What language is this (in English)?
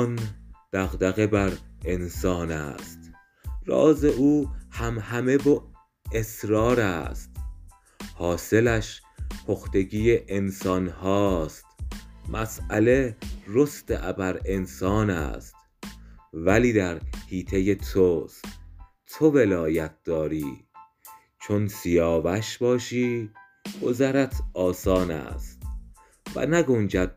Persian